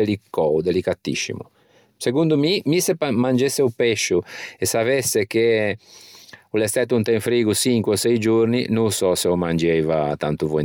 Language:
Ligurian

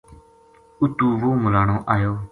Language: Gujari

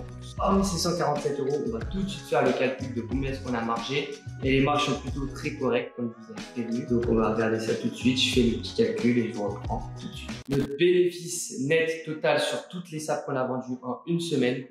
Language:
French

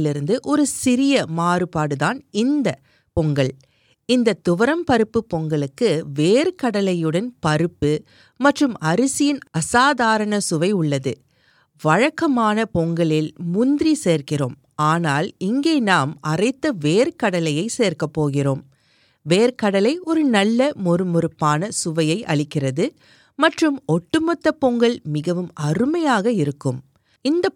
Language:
Tamil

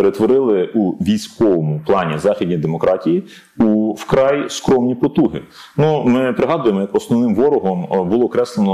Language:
Ukrainian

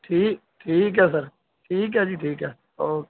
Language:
Punjabi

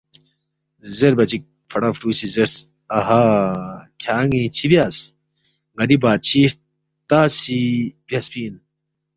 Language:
Balti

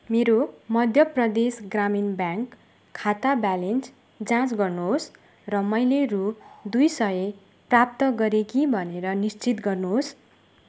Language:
Nepali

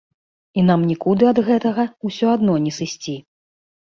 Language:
Belarusian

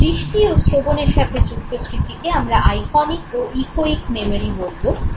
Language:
Bangla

